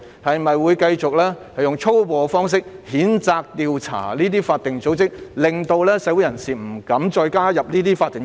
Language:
Cantonese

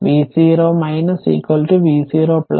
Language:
Malayalam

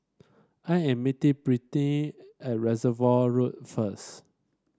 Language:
English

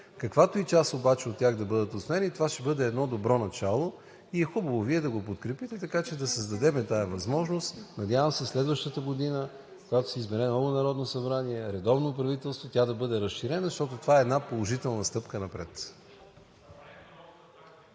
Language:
Bulgarian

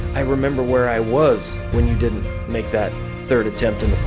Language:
English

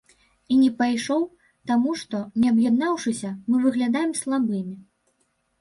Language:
Belarusian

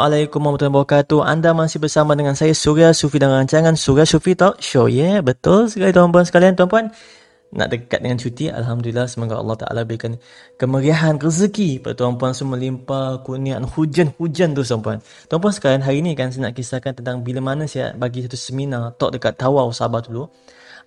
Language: Malay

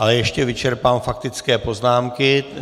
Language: Czech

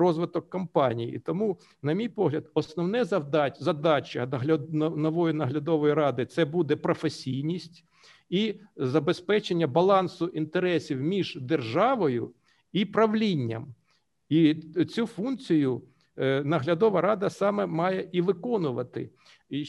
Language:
Ukrainian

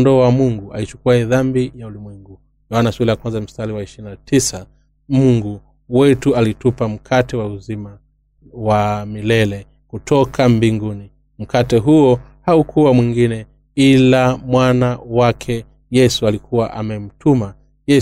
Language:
Swahili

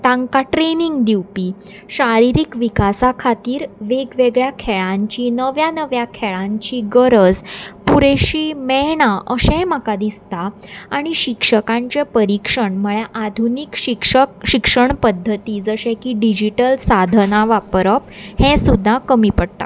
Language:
Konkani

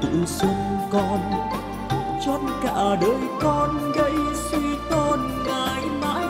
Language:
Vietnamese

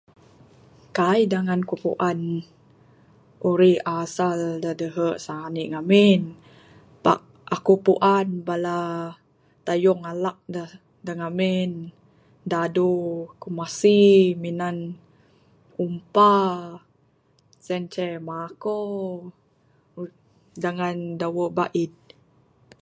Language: Bukar-Sadung Bidayuh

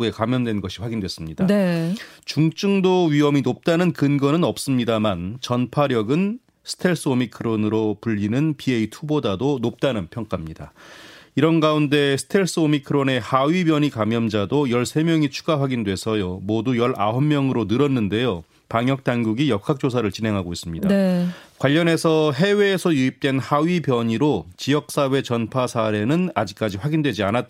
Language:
Korean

